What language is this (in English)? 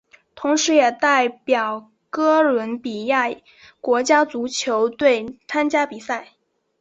Chinese